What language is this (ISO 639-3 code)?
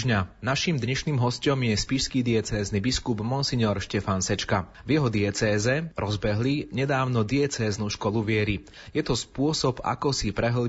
slk